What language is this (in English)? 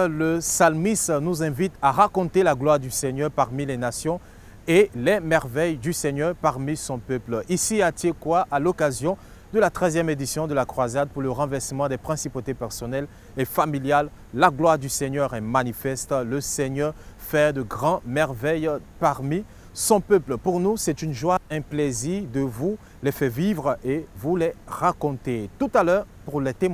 French